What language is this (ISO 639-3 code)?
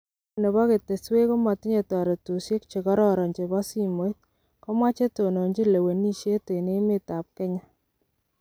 kln